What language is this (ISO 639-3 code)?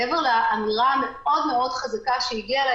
heb